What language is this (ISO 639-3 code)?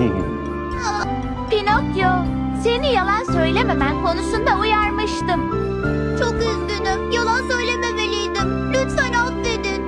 tur